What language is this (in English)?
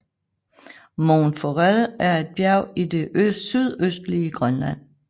Danish